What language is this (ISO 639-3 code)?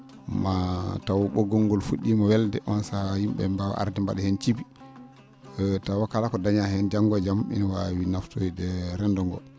ful